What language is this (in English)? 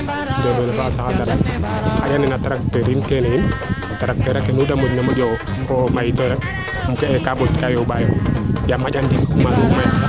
Serer